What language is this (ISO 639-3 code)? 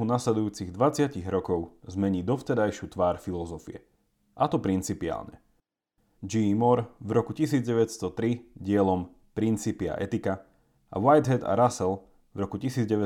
slk